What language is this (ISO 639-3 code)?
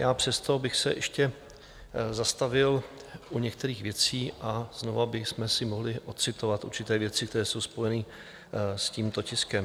ces